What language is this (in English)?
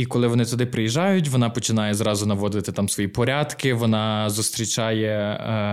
Ukrainian